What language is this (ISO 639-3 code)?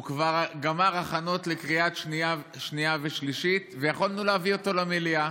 heb